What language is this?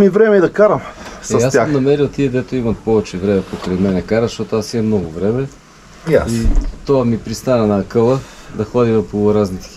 Bulgarian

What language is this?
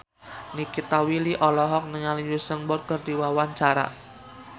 Sundanese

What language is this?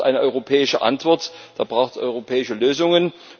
German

